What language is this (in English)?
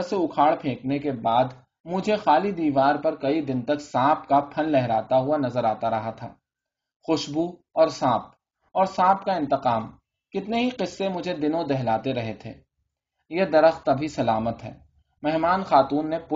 Urdu